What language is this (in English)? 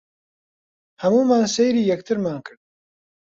Central Kurdish